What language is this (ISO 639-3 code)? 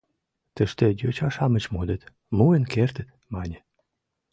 chm